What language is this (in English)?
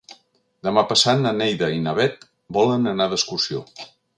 Catalan